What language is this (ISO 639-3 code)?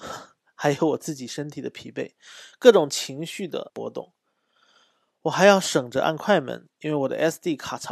zho